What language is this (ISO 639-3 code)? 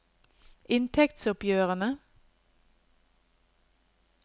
nor